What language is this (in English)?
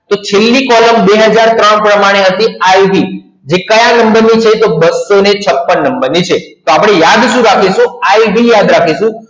Gujarati